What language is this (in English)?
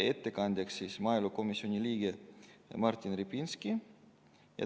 Estonian